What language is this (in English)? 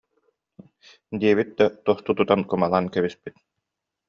Yakut